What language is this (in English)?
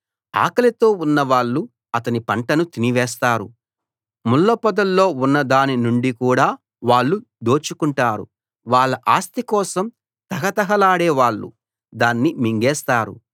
Telugu